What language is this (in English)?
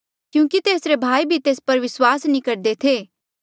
Mandeali